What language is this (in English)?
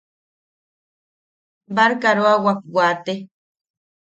Yaqui